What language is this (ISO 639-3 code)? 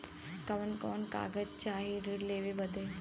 bho